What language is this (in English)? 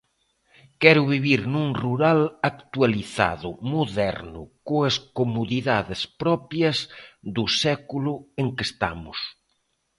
Galician